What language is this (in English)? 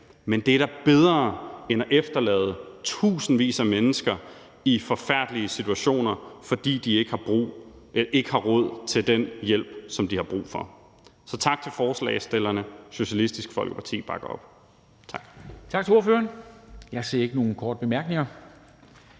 Danish